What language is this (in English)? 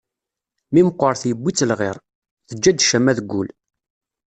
Kabyle